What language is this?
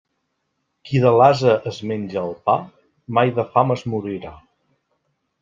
Catalan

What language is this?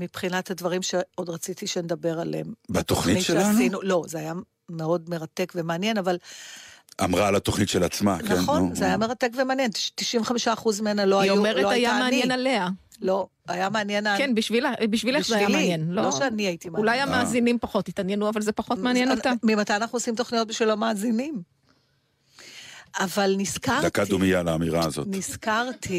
Hebrew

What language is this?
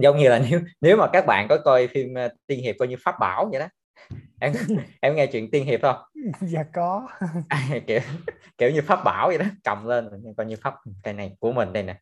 Vietnamese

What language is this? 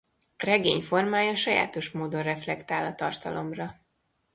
Hungarian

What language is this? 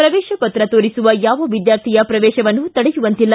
Kannada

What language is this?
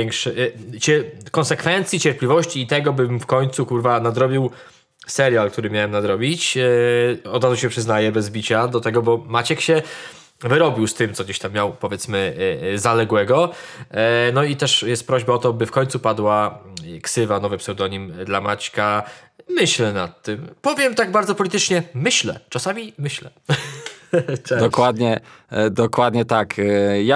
Polish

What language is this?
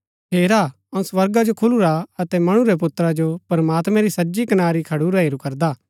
Gaddi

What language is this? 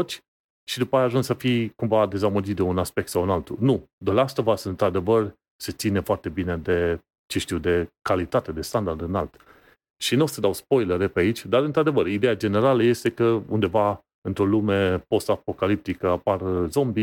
Romanian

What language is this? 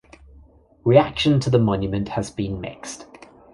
English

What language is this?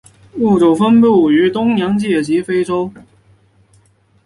Chinese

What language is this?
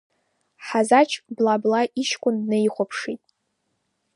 Abkhazian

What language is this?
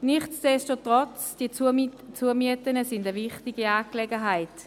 Swiss German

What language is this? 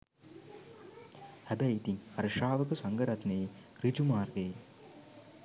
Sinhala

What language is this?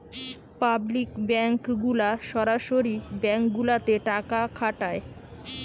Bangla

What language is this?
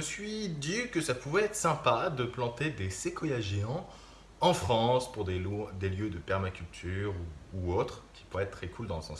French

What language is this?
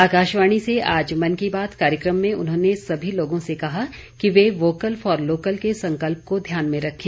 Hindi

